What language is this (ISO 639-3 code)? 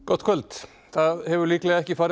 isl